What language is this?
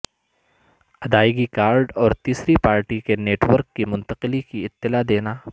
Urdu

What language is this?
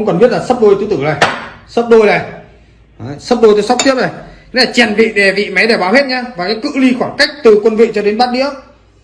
Vietnamese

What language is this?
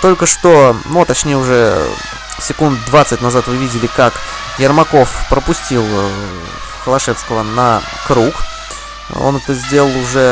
Russian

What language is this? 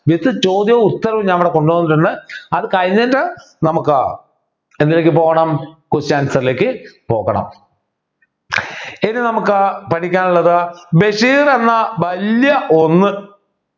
Malayalam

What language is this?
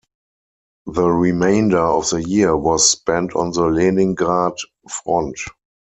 English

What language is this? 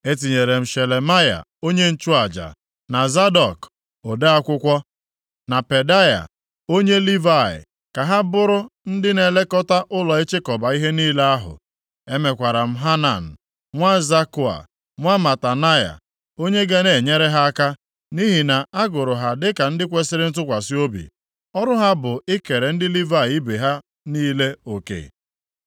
Igbo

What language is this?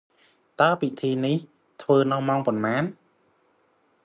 Khmer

